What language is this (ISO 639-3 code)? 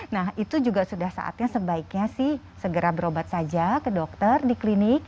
ind